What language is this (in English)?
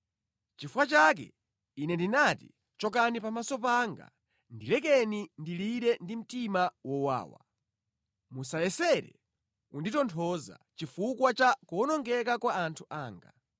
Nyanja